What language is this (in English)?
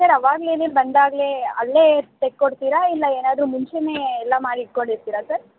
Kannada